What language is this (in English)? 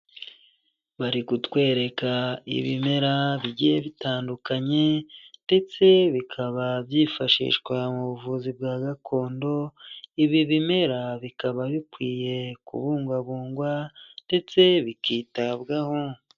Kinyarwanda